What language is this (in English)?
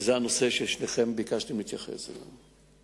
Hebrew